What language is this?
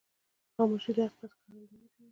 Pashto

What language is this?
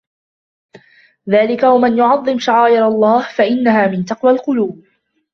Arabic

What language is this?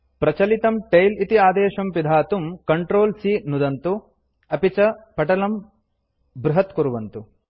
Sanskrit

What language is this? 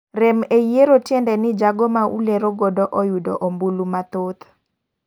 Luo (Kenya and Tanzania)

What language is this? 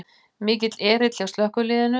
Icelandic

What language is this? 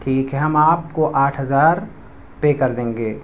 Urdu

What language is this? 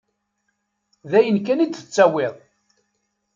Kabyle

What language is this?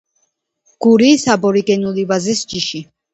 Georgian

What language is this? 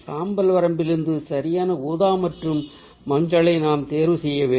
Tamil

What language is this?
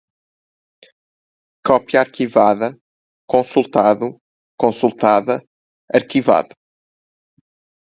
Portuguese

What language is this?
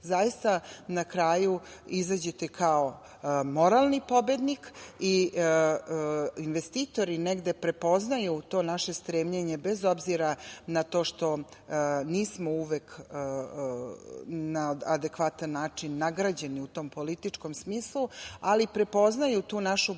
Serbian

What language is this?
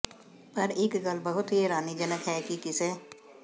Punjabi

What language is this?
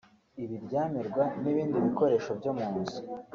Kinyarwanda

